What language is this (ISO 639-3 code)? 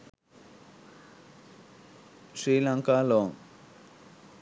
sin